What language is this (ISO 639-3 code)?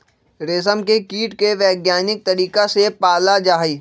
mag